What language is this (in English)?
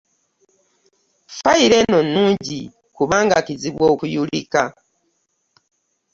Ganda